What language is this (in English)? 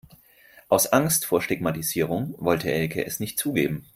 German